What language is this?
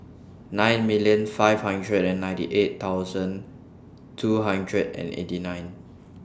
English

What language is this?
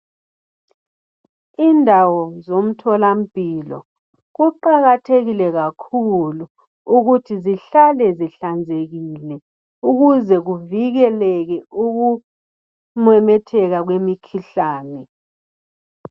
North Ndebele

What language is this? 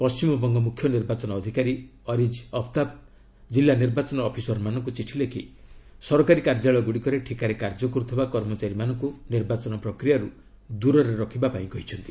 Odia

